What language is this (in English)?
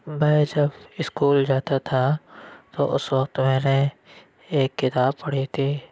Urdu